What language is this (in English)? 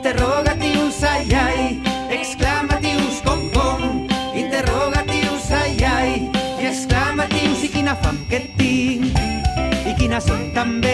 Catalan